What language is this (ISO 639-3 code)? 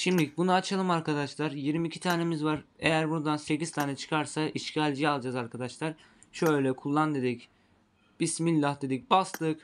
tur